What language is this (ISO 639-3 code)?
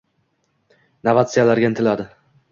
uzb